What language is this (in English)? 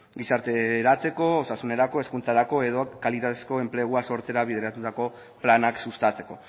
Basque